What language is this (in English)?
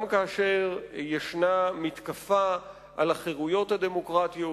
Hebrew